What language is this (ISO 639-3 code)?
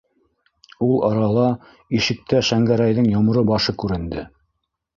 bak